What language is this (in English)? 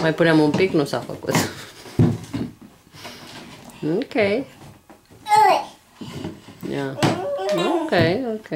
Romanian